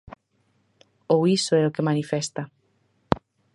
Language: Galician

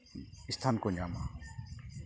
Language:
Santali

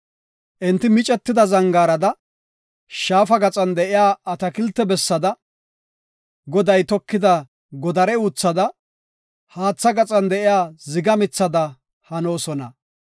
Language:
Gofa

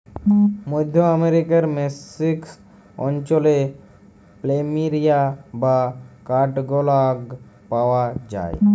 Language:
Bangla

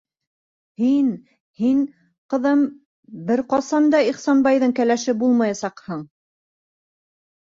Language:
Bashkir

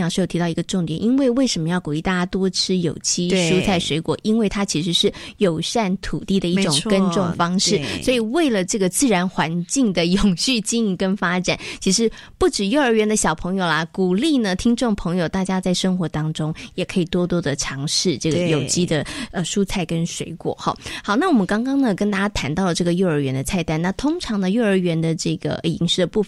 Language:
Chinese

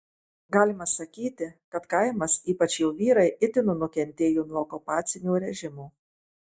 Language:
Lithuanian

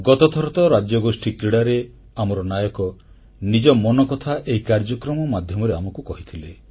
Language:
Odia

